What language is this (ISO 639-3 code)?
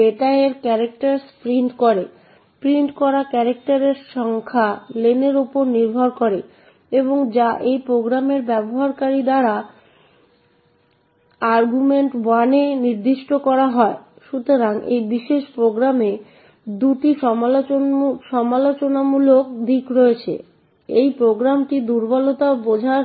ben